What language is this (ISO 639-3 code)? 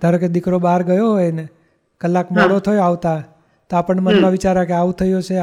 guj